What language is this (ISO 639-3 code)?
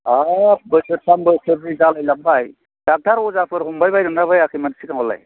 brx